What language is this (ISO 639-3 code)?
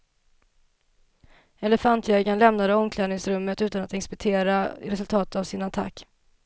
swe